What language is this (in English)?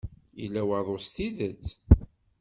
Kabyle